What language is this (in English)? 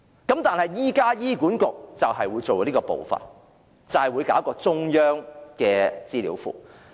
Cantonese